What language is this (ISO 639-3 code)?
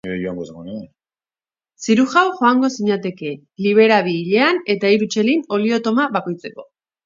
eus